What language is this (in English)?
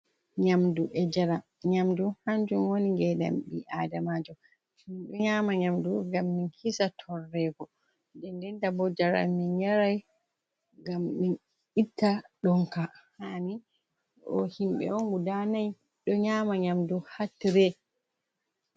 Fula